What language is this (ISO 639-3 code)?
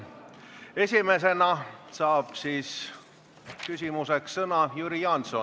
est